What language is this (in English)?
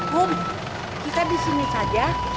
Indonesian